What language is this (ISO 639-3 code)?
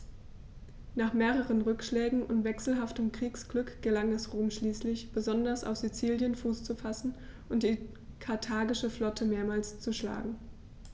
deu